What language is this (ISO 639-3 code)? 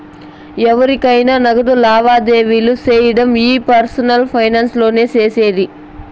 tel